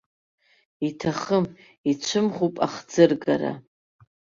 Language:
Abkhazian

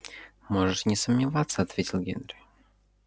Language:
Russian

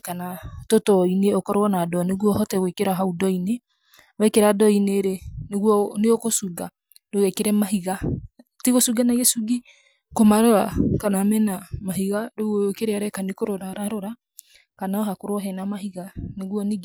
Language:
Kikuyu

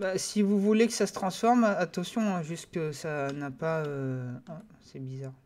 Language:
French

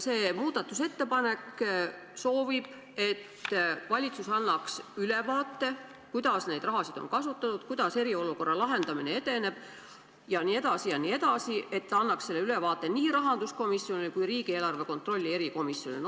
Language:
Estonian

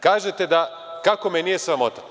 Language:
Serbian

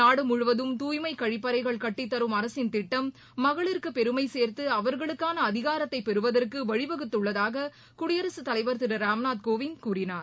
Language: Tamil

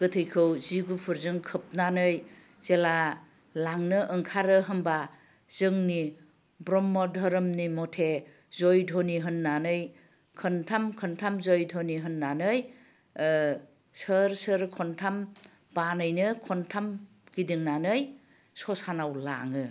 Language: Bodo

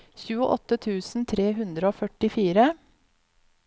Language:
Norwegian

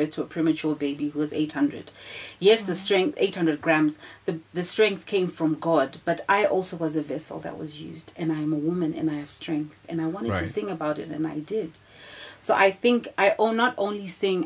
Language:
English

